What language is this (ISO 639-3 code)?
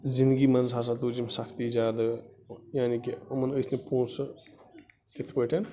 kas